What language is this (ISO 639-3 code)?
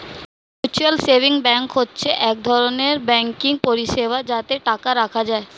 ben